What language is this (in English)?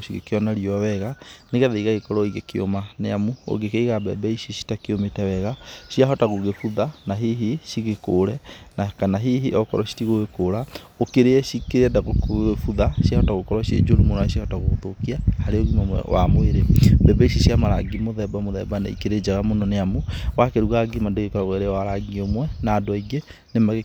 Kikuyu